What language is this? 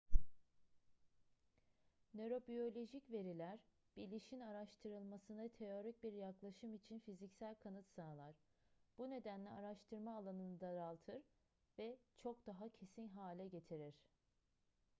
Turkish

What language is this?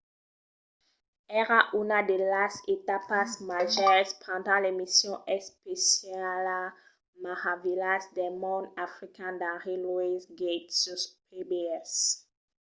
Occitan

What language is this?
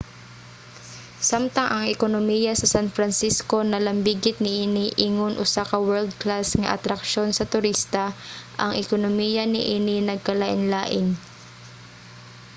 Cebuano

